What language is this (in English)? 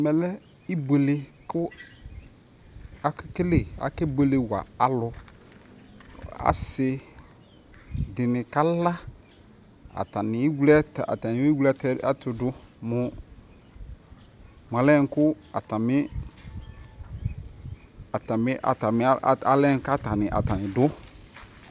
Ikposo